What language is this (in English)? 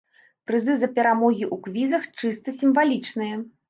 Belarusian